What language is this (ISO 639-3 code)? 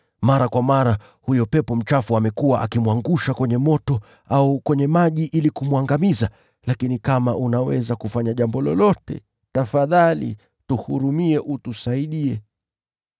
swa